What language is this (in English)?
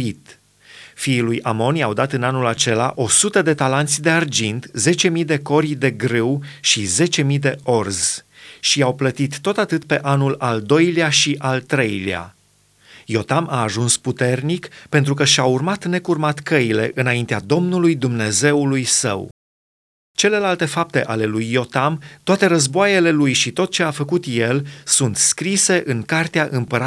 Romanian